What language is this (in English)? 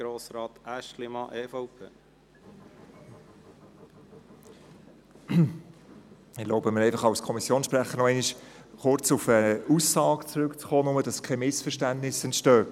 Swiss German